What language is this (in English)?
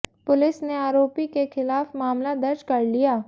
Hindi